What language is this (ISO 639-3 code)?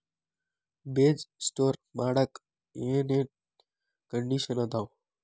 kan